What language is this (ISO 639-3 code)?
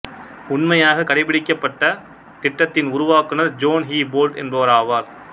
tam